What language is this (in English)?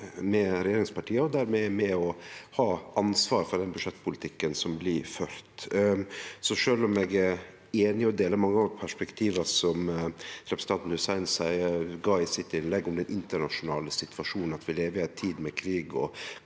Norwegian